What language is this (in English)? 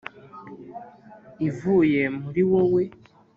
Kinyarwanda